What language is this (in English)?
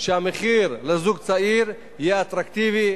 Hebrew